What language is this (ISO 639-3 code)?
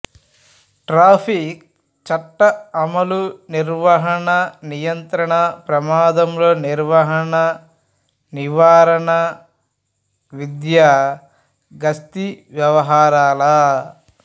tel